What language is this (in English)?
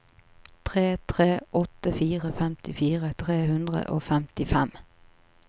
Norwegian